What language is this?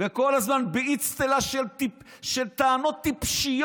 Hebrew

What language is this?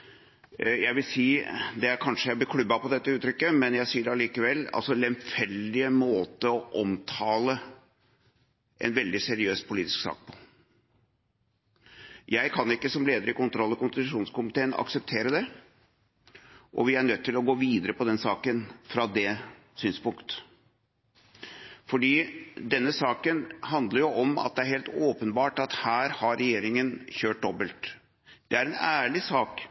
Norwegian Bokmål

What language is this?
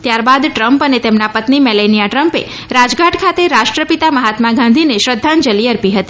Gujarati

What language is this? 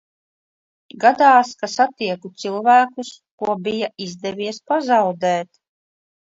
Latvian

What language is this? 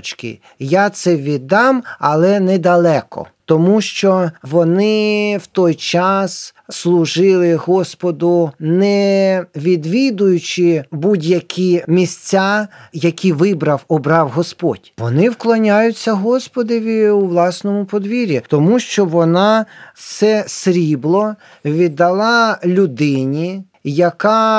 Ukrainian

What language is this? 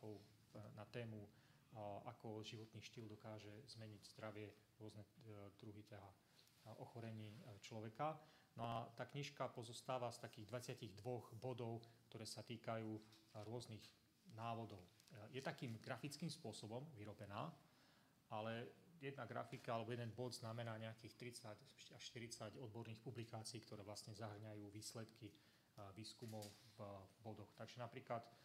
Slovak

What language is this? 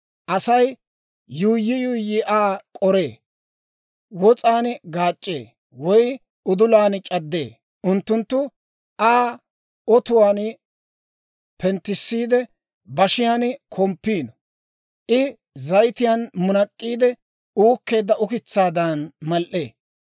Dawro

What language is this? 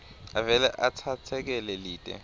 Swati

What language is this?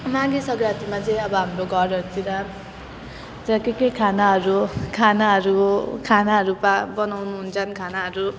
Nepali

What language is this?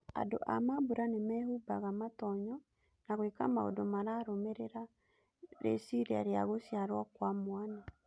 Kikuyu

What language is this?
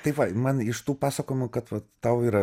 Lithuanian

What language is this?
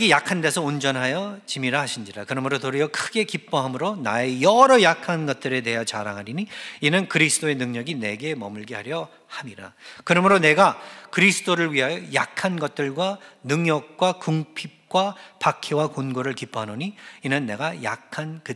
Korean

